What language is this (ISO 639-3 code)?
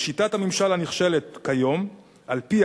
heb